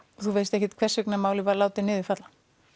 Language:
Icelandic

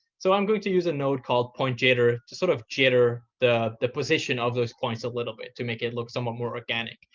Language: English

